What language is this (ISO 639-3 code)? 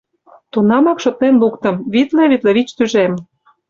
chm